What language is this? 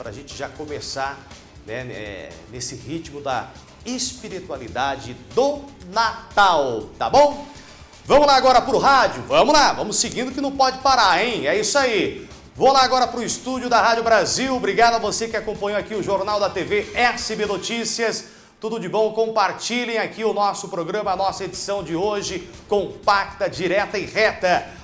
Portuguese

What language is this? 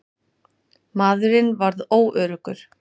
Icelandic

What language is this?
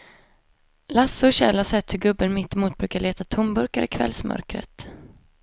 Swedish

